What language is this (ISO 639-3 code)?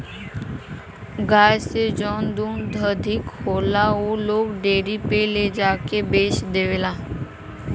bho